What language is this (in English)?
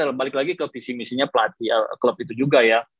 Indonesian